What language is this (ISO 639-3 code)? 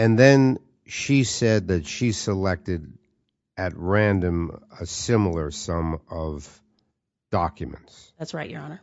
eng